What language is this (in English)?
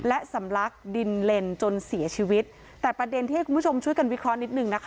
Thai